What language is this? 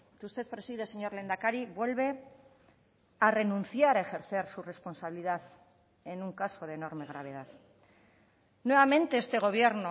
Spanish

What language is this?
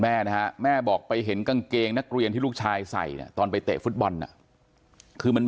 Thai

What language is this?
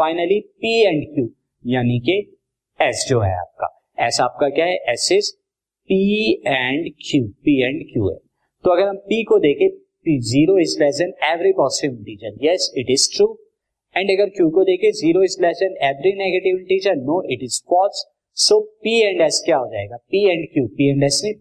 Hindi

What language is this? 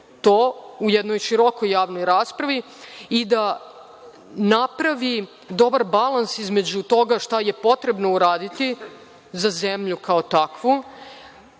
Serbian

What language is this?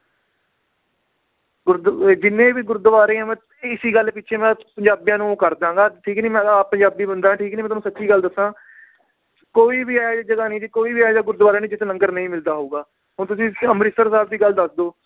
Punjabi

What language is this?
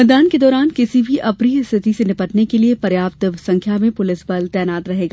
Hindi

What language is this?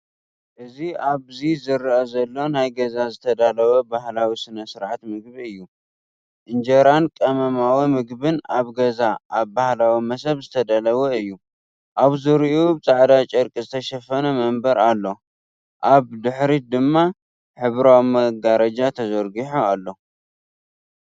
Tigrinya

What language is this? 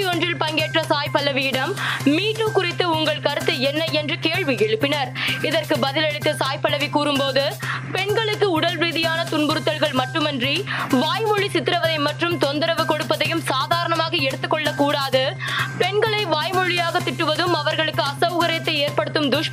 Tamil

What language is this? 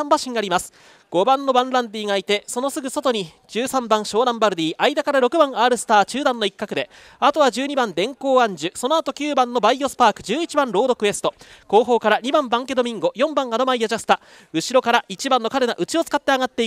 Japanese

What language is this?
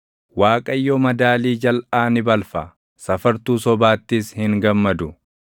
Oromo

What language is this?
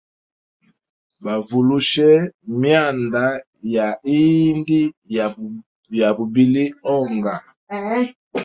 Hemba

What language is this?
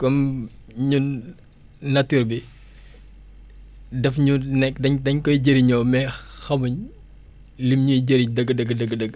Wolof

